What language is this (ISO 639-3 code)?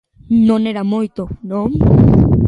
glg